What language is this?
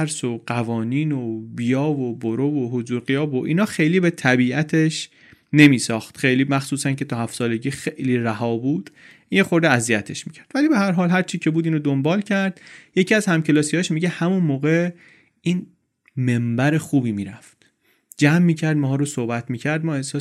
Persian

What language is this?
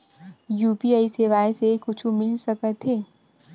Chhattisgarhi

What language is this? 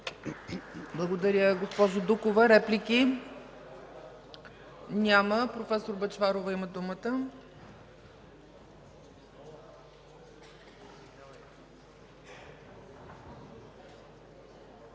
Bulgarian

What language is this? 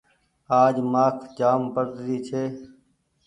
Goaria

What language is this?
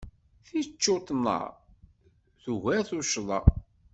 Kabyle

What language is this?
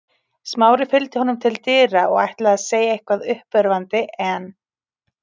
Icelandic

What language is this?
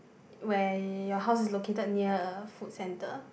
English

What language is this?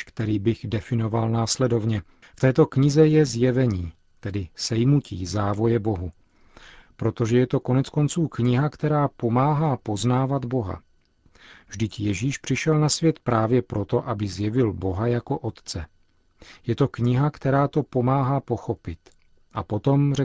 Czech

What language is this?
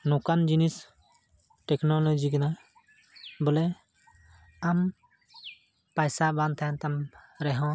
Santali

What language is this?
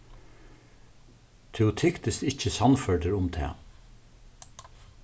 Faroese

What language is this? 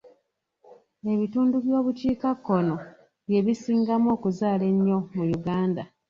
Ganda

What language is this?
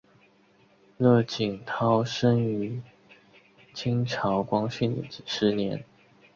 Chinese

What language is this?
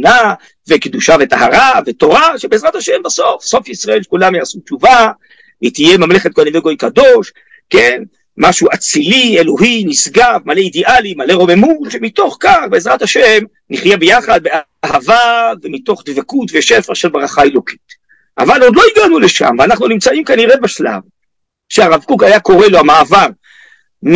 Hebrew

